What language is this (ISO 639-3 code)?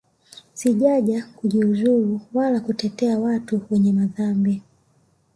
swa